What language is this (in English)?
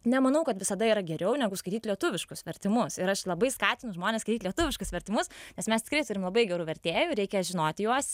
Lithuanian